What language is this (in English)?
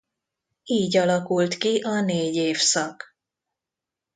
Hungarian